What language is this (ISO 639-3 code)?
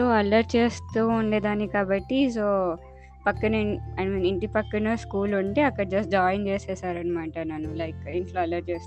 tel